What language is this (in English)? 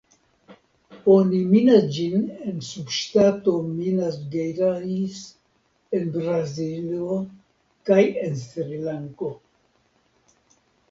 Esperanto